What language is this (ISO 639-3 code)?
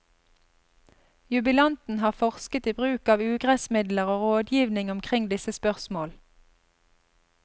nor